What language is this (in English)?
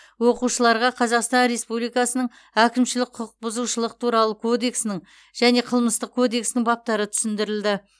Kazakh